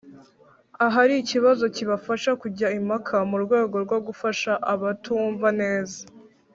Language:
Kinyarwanda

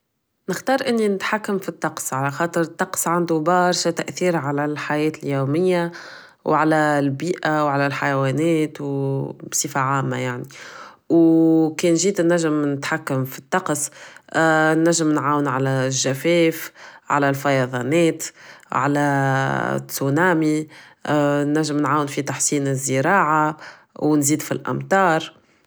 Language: Tunisian Arabic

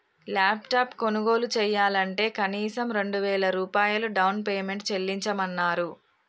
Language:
Telugu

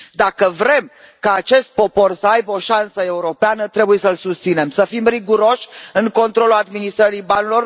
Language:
Romanian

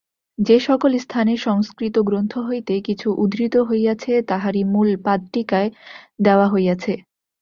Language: Bangla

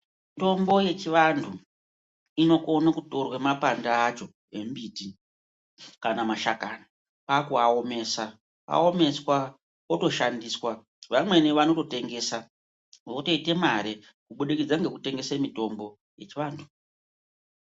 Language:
Ndau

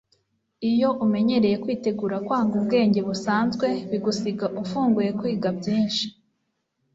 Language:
Kinyarwanda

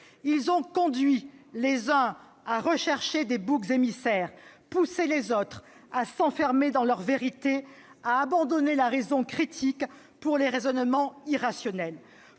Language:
French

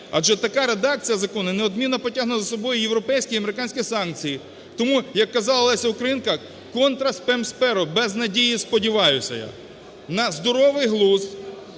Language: Ukrainian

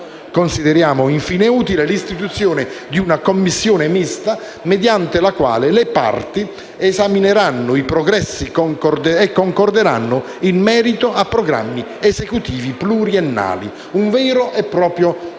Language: Italian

